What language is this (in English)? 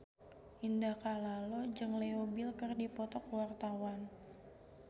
Sundanese